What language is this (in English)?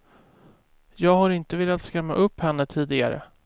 Swedish